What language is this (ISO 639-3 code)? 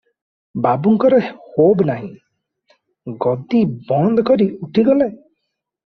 ori